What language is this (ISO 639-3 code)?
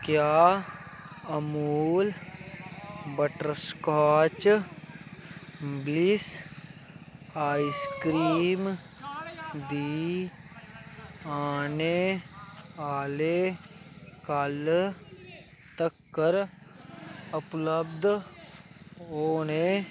doi